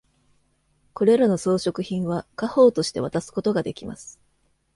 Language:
Japanese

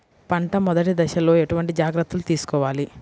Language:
Telugu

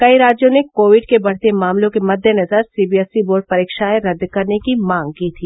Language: Hindi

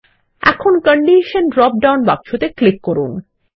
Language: Bangla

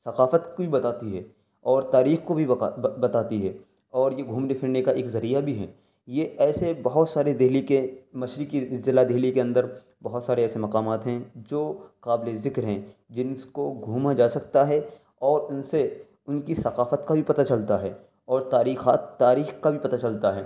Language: Urdu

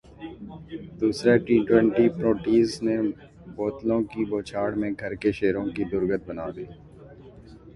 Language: Urdu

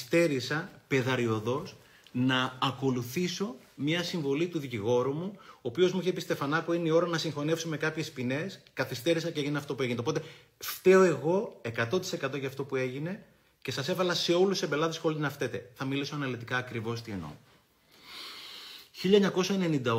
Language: Greek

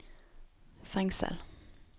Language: Norwegian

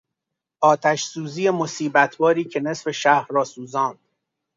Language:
Persian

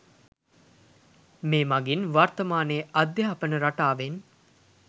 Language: Sinhala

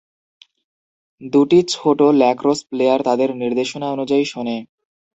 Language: Bangla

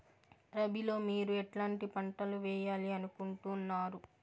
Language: Telugu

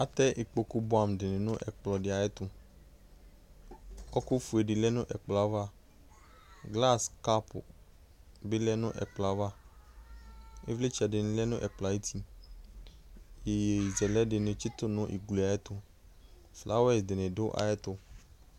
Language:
Ikposo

